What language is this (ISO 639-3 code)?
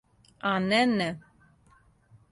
srp